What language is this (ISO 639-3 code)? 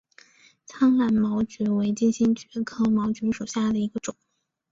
zho